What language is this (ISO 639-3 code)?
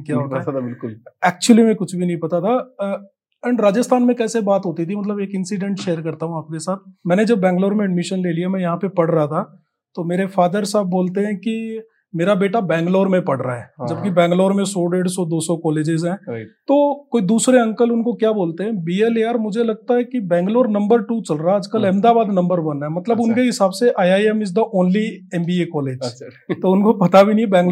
hin